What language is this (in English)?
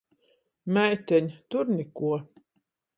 Latgalian